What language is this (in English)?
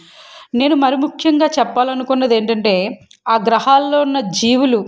Telugu